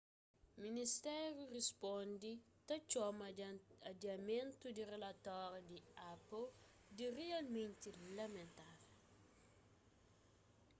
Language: Kabuverdianu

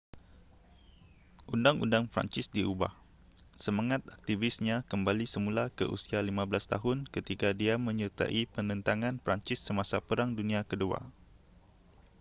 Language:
Malay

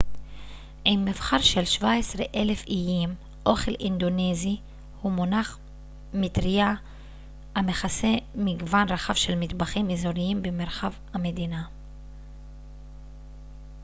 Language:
Hebrew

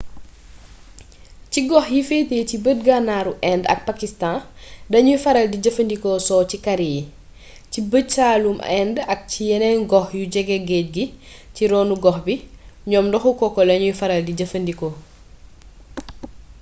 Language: Wolof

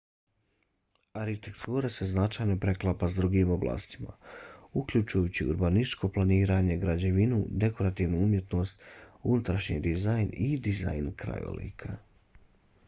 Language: Bosnian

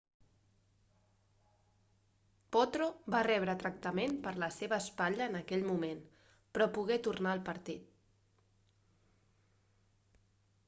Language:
Catalan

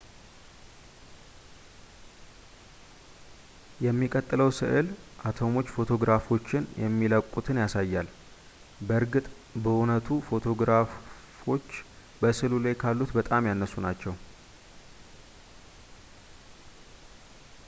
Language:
Amharic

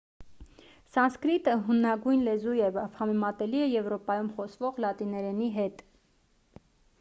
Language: Armenian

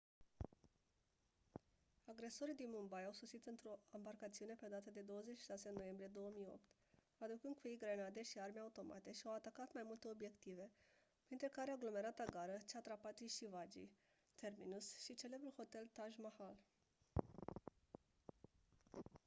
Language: Romanian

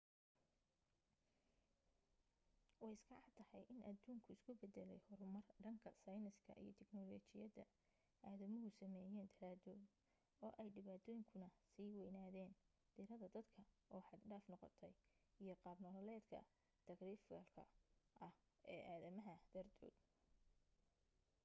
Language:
Somali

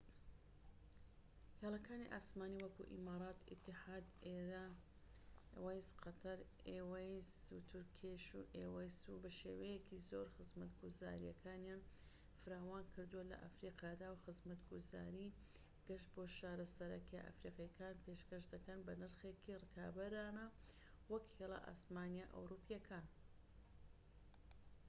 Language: Central Kurdish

